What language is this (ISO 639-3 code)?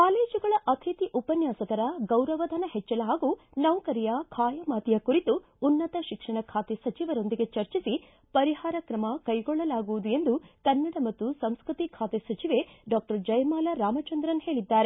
kan